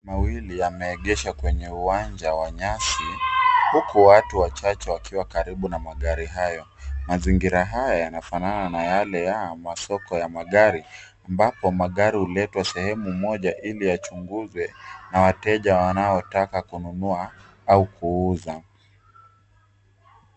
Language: Swahili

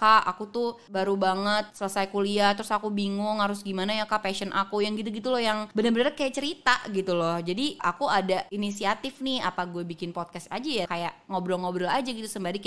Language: Indonesian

